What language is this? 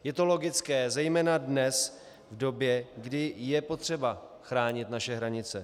Czech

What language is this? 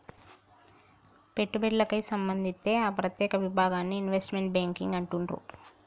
Telugu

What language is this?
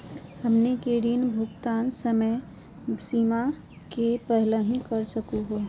Magahi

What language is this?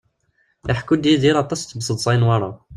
Kabyle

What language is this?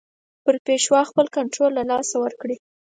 Pashto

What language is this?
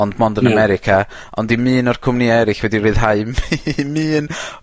Welsh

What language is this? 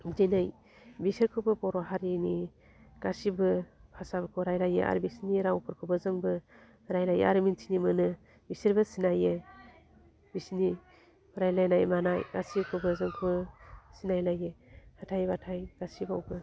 Bodo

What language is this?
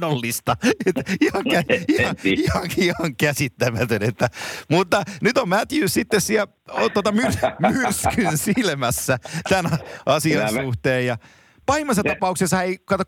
Finnish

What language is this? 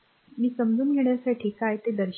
Marathi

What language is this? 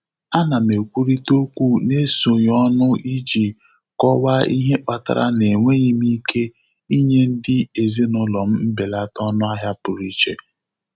Igbo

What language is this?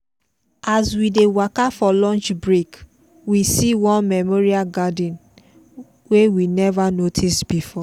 Nigerian Pidgin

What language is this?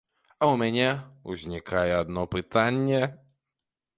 Belarusian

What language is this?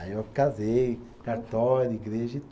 Portuguese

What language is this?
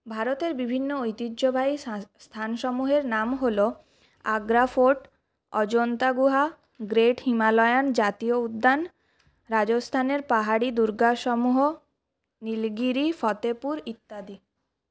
Bangla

